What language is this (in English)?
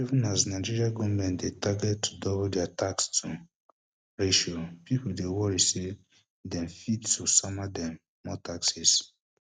Nigerian Pidgin